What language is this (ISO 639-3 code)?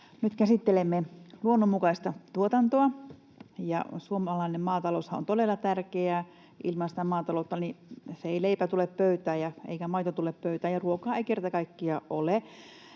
fin